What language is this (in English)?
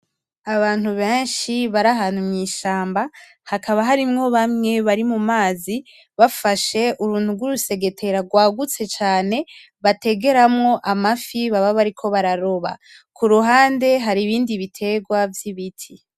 Rundi